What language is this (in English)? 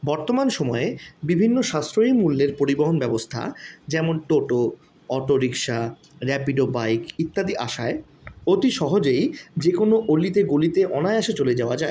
Bangla